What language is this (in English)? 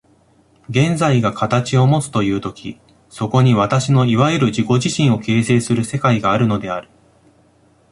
Japanese